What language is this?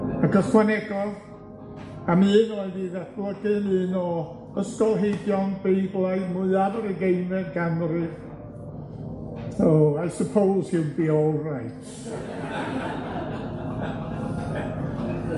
Welsh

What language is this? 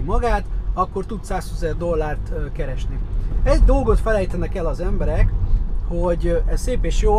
Hungarian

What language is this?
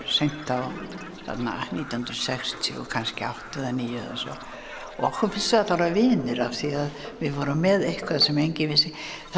Icelandic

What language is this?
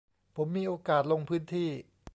Thai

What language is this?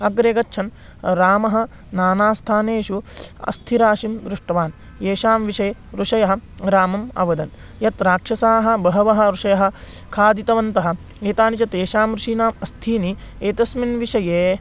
Sanskrit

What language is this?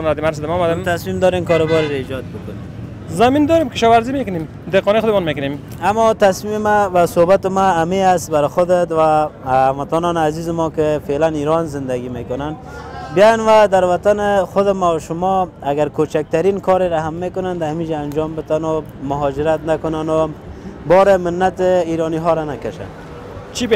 Persian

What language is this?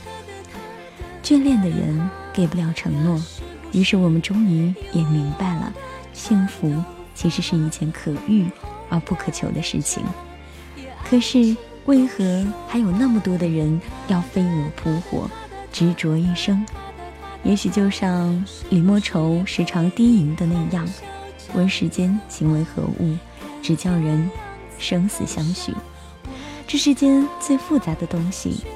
Chinese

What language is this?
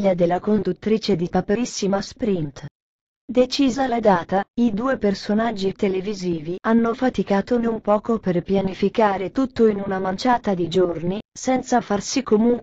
Italian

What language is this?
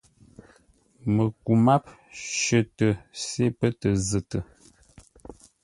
Ngombale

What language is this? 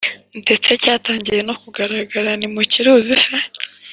Kinyarwanda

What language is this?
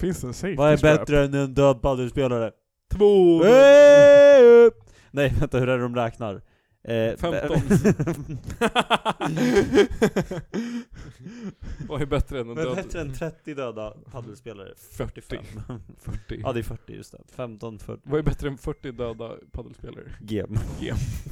Swedish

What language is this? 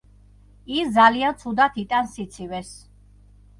Georgian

